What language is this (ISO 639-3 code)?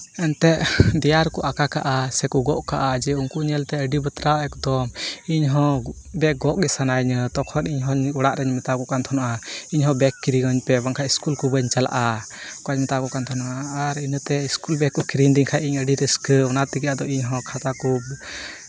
sat